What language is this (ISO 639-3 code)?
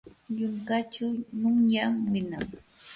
qur